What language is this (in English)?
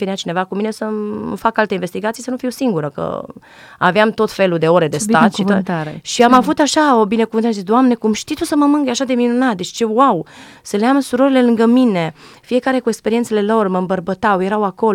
Romanian